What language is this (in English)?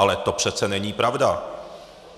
Czech